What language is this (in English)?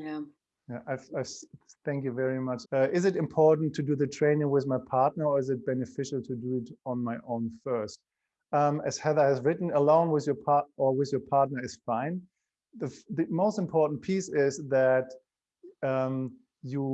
English